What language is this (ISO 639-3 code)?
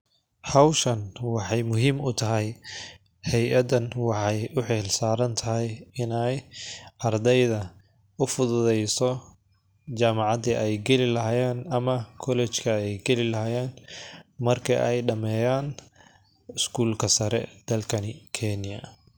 som